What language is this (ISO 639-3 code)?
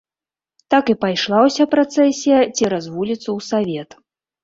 bel